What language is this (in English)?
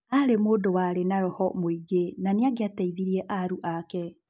Kikuyu